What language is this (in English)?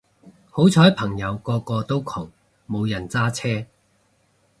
Cantonese